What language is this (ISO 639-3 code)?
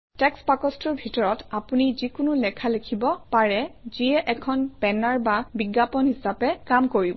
asm